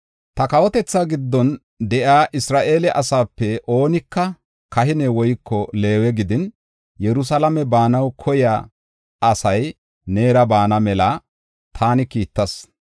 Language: Gofa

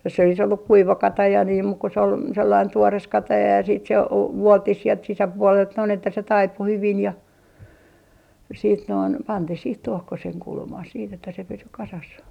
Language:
Finnish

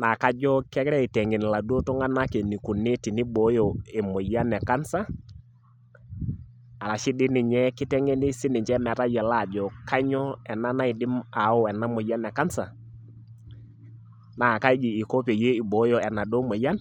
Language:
Masai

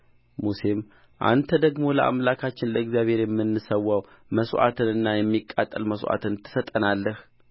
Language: Amharic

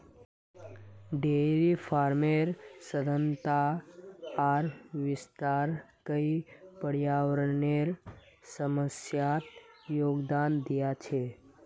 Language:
Magahi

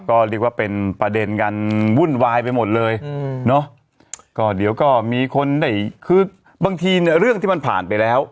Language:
Thai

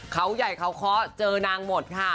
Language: Thai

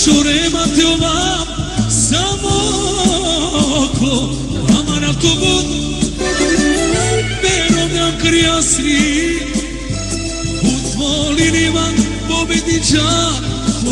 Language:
Romanian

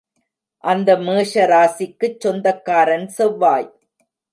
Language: Tamil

